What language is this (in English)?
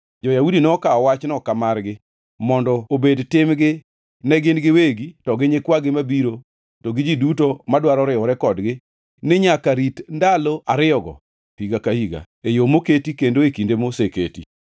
Luo (Kenya and Tanzania)